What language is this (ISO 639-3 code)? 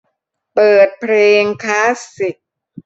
tha